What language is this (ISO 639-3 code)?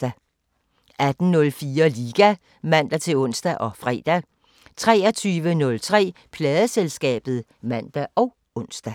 dan